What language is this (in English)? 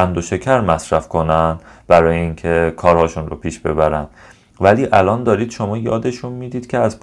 Persian